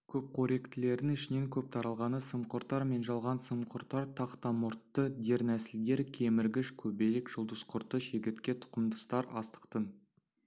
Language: Kazakh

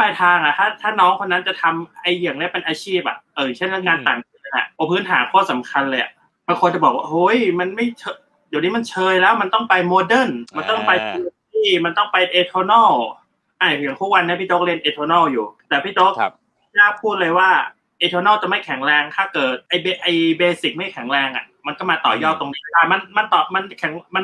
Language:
Thai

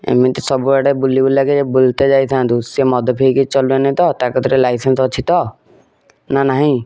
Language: Odia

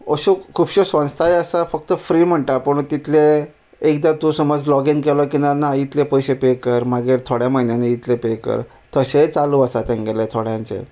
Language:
Konkani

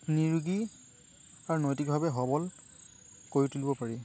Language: Assamese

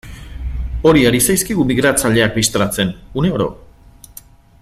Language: Basque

